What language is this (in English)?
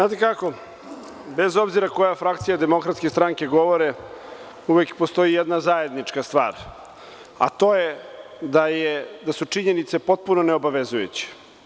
Serbian